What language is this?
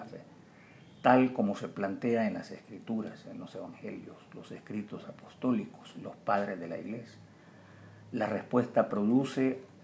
Spanish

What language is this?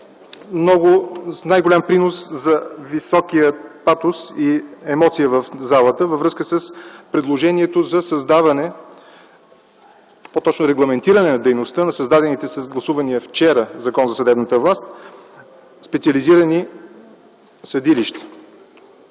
Bulgarian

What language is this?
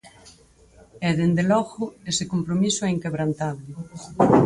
Galician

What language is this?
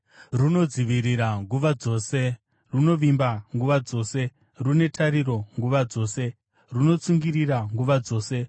Shona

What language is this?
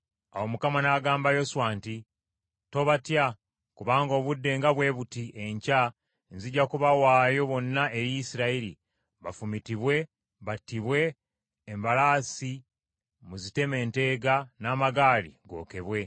Ganda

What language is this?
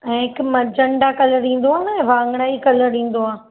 Sindhi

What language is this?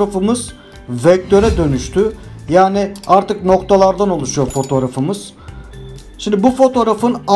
Turkish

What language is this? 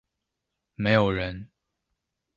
Chinese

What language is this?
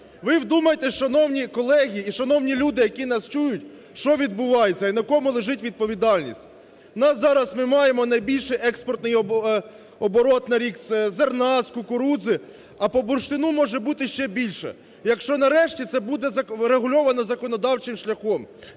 Ukrainian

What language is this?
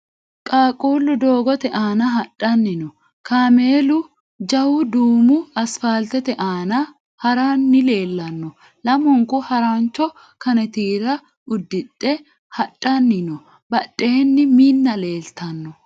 Sidamo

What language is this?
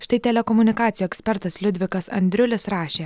Lithuanian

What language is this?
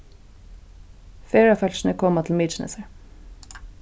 Faroese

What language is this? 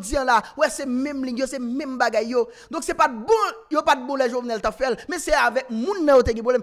French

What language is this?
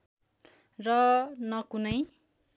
Nepali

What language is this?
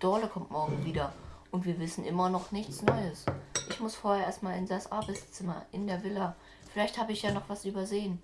German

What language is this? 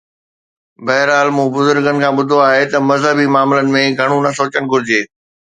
Sindhi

